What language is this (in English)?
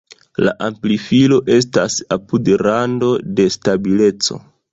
Esperanto